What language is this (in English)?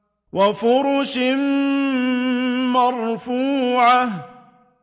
Arabic